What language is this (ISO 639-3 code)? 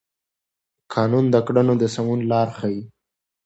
pus